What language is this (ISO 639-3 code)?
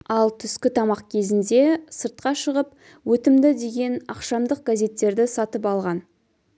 kaz